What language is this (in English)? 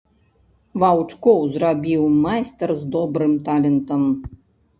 Belarusian